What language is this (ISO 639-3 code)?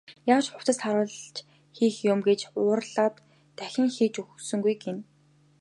mon